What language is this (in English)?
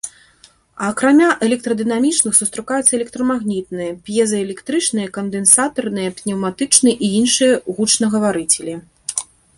Belarusian